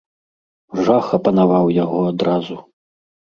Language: Belarusian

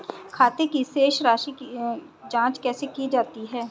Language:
Hindi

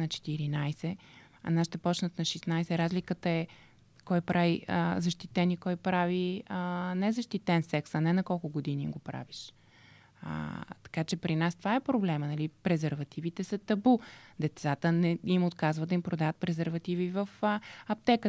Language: Bulgarian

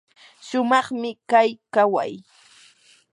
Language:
Yanahuanca Pasco Quechua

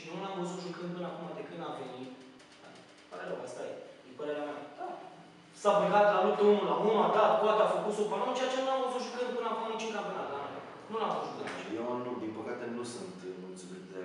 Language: Romanian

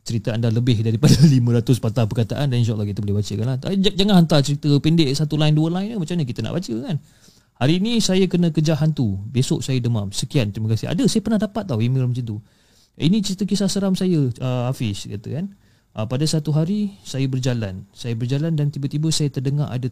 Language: Malay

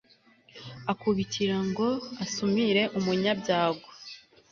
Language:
Kinyarwanda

